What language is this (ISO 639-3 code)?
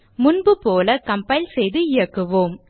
tam